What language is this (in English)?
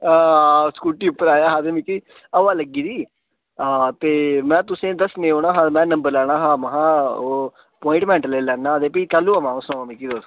Dogri